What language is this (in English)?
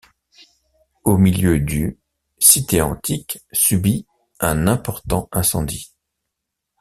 French